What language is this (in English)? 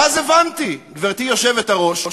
Hebrew